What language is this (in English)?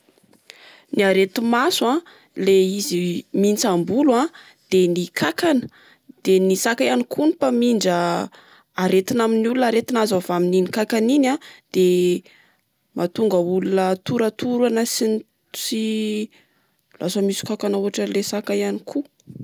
Malagasy